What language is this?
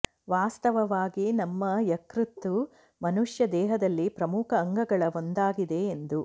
Kannada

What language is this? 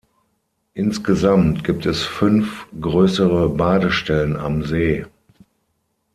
German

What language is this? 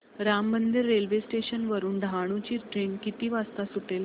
Marathi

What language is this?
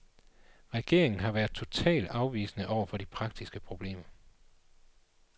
Danish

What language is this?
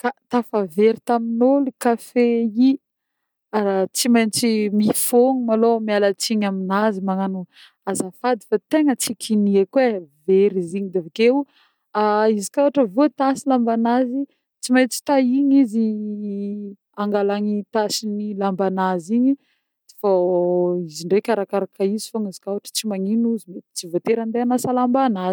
Northern Betsimisaraka Malagasy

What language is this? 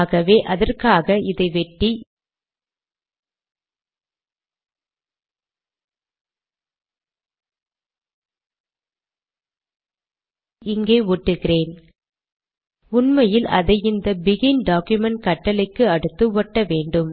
Tamil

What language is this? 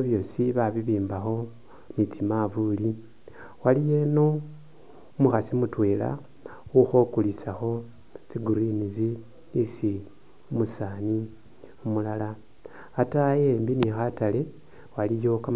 Masaaba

